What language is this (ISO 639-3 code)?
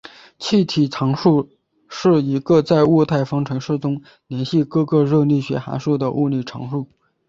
zho